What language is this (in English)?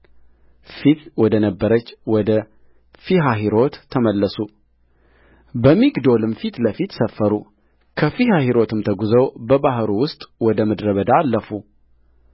Amharic